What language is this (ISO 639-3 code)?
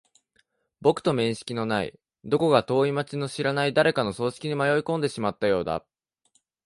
jpn